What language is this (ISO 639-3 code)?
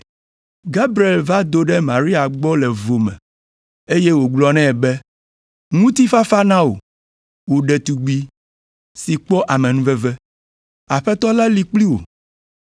ewe